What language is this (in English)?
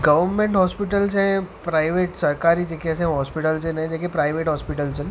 Sindhi